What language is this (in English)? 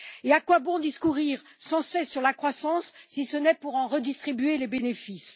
French